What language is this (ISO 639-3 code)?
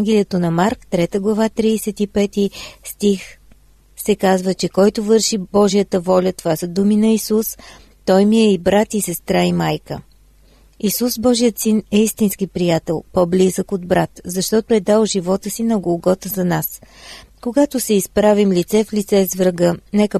bul